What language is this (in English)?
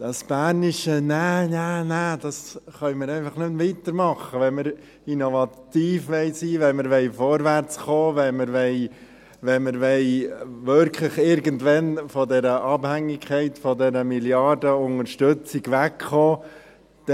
Swiss German